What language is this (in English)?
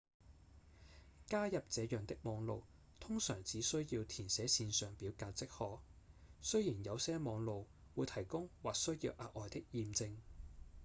Cantonese